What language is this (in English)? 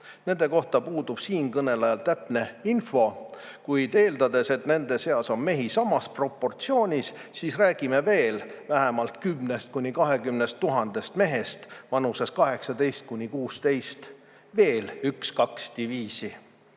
Estonian